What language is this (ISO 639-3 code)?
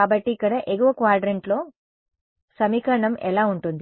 tel